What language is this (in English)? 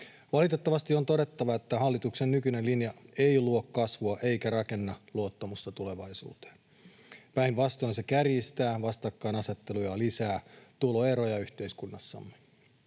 Finnish